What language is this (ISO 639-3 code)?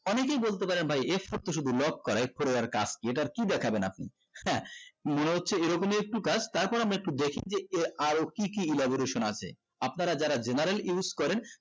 ben